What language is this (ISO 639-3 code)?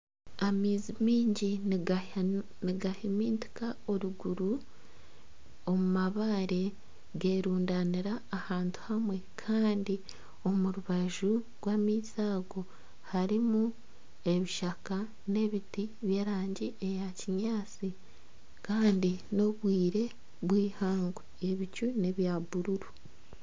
nyn